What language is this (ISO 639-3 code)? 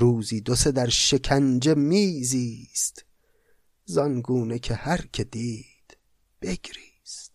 fas